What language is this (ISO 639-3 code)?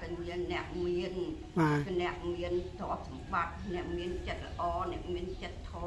vie